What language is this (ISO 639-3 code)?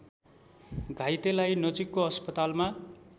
nep